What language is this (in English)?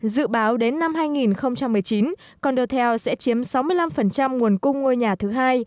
Vietnamese